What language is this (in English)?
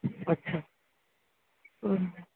Maithili